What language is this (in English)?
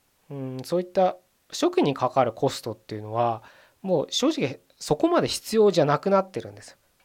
Japanese